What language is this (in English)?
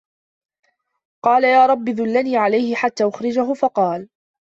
Arabic